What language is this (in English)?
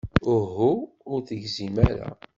Kabyle